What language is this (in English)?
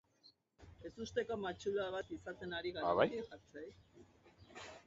Basque